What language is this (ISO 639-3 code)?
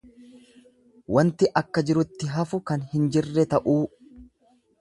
orm